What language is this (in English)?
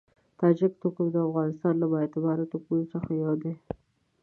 Pashto